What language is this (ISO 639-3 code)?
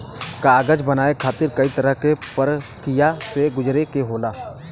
bho